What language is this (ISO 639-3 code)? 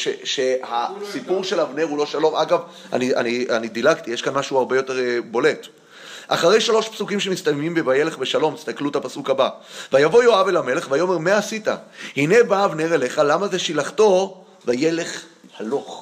heb